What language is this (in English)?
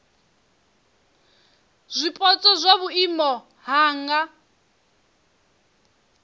Venda